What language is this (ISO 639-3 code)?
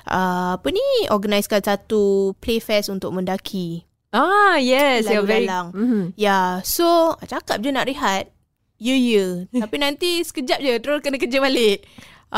msa